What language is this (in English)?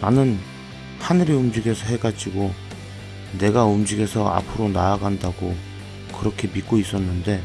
Korean